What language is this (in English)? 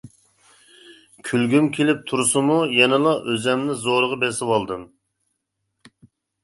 Uyghur